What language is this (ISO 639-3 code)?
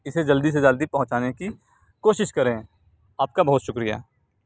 urd